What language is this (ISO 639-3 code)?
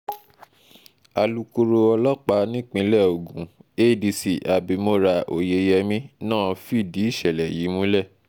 yor